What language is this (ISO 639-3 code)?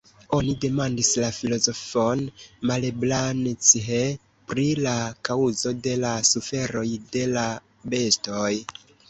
epo